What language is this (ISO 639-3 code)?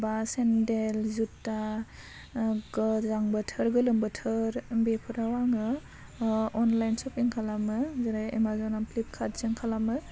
brx